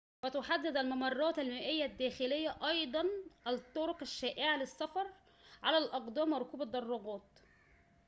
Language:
Arabic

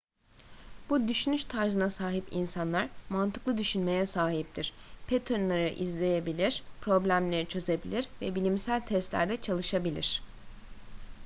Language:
Turkish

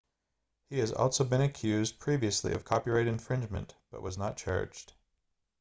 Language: English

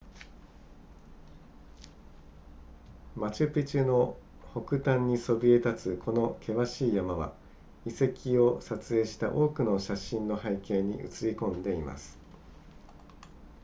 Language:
Japanese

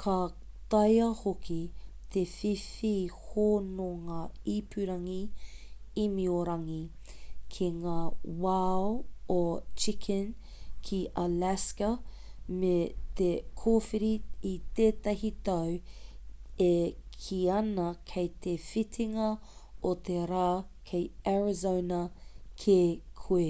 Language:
Māori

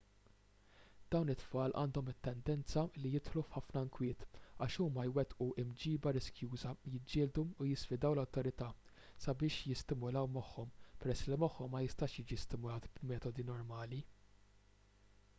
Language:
Maltese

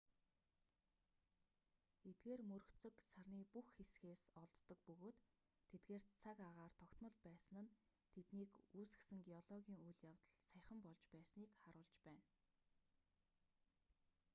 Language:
Mongolian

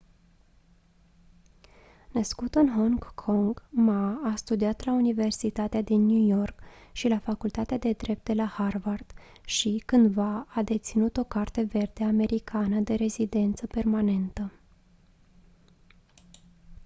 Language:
Romanian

